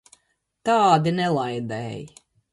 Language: Latvian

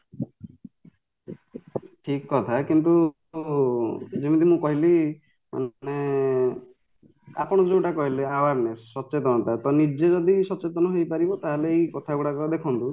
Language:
Odia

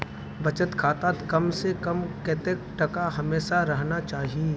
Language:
Magahi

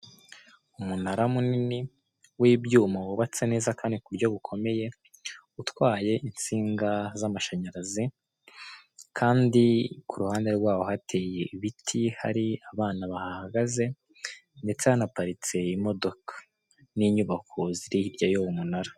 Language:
Kinyarwanda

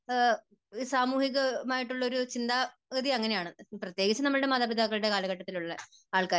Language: Malayalam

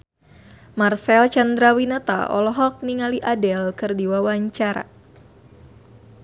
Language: Sundanese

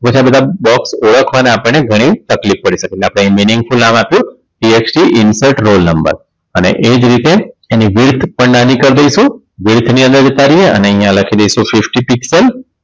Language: Gujarati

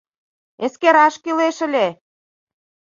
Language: Mari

